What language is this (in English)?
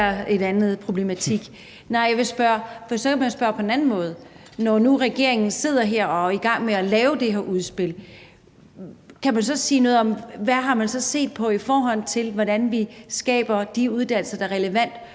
Danish